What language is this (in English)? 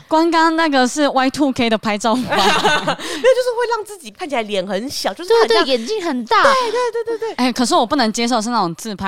Chinese